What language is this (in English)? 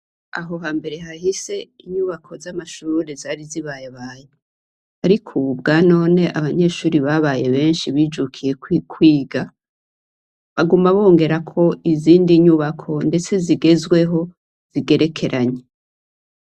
Rundi